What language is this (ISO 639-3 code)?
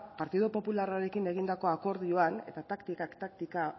eus